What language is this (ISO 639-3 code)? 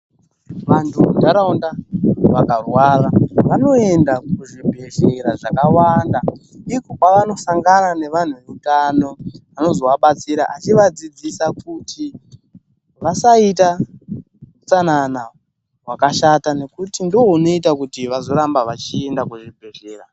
ndc